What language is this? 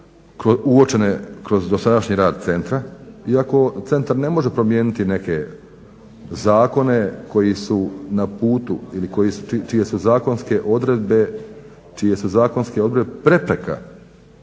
Croatian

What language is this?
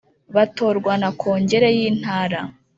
Kinyarwanda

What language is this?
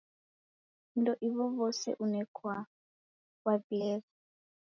Taita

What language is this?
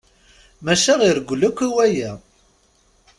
Kabyle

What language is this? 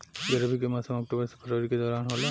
Bhojpuri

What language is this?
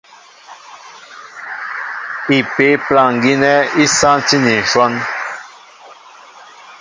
Mbo (Cameroon)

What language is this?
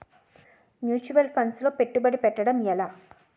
Telugu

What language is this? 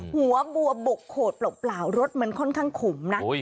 Thai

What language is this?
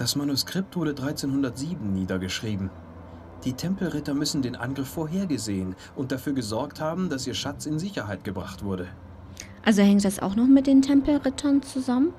German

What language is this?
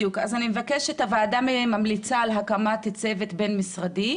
Hebrew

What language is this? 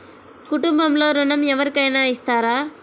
Telugu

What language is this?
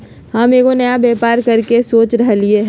Magahi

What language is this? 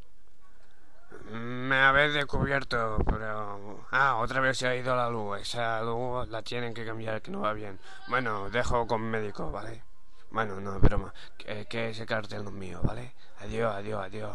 Spanish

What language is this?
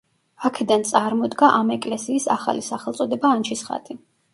Georgian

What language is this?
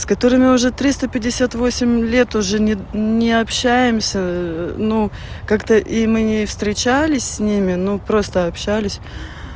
Russian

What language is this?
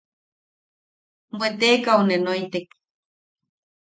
Yaqui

